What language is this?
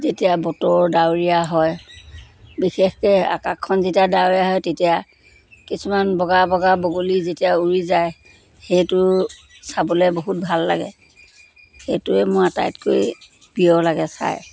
Assamese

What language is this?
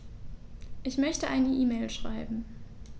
German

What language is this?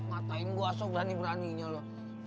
Indonesian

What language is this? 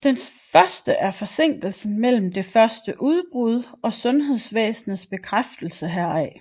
Danish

